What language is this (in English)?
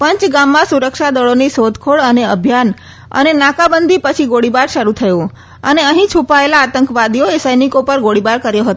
Gujarati